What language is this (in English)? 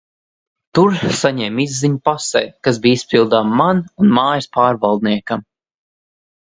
Latvian